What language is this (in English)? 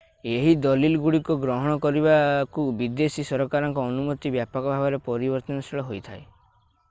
Odia